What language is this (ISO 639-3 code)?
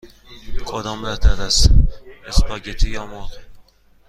fas